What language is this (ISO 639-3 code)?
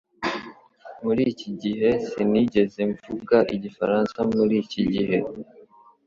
kin